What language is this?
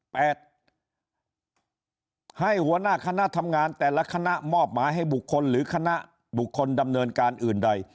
Thai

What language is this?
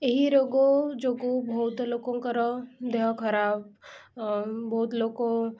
Odia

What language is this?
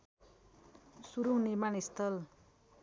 Nepali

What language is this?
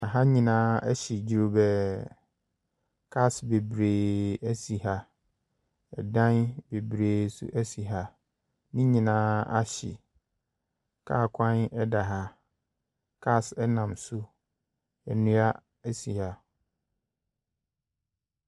Akan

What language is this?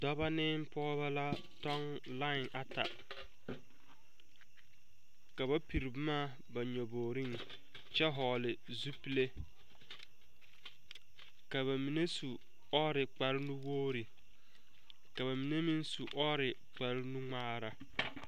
Southern Dagaare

